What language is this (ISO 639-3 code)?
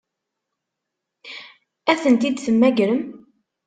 kab